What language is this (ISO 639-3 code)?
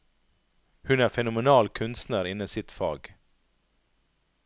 nor